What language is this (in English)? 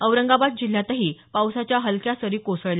Marathi